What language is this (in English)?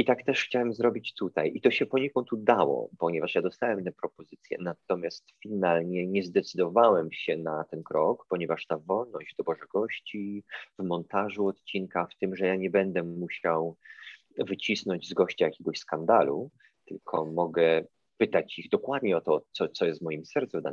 Polish